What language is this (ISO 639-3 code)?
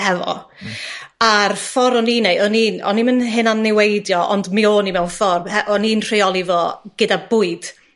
cym